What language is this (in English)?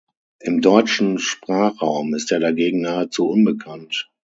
German